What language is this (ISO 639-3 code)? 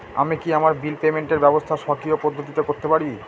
ben